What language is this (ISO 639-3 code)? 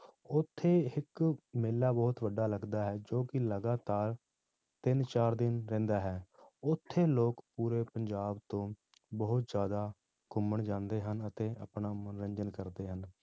pan